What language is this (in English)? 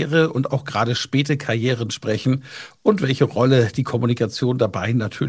German